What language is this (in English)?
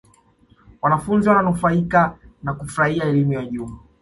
Swahili